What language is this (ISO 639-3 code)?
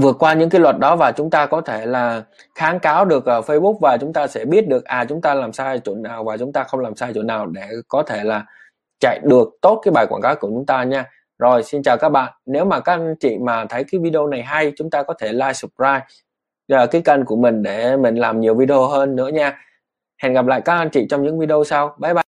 vie